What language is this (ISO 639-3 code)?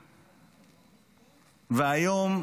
heb